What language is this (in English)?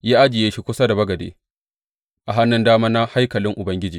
Hausa